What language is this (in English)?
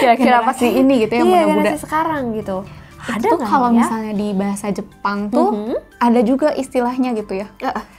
Indonesian